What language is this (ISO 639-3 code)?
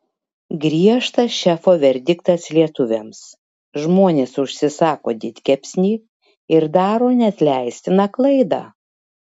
lit